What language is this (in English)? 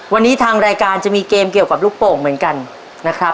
Thai